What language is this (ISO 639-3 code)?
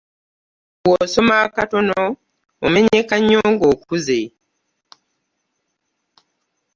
lug